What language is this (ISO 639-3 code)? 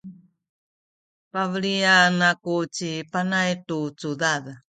szy